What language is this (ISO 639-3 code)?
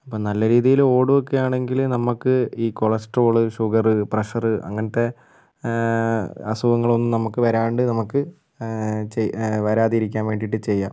mal